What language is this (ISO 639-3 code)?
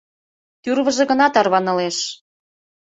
chm